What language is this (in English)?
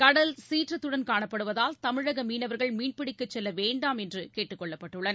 Tamil